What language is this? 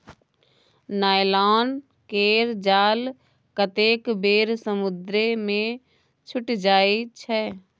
Maithili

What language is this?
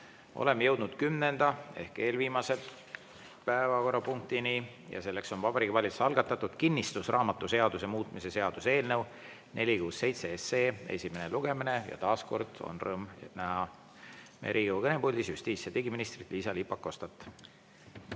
Estonian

